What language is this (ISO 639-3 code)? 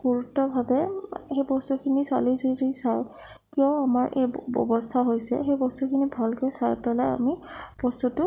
asm